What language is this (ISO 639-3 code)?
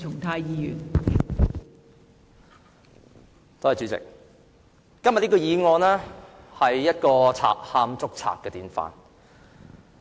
yue